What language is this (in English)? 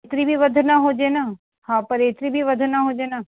Sindhi